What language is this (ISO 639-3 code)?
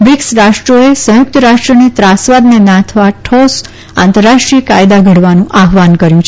guj